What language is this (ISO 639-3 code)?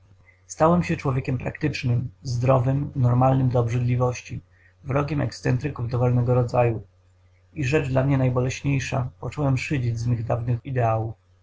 pol